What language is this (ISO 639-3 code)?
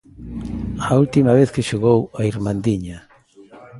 glg